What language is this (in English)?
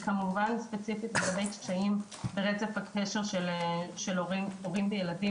Hebrew